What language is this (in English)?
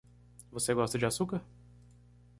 Portuguese